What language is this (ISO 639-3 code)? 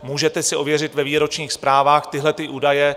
ces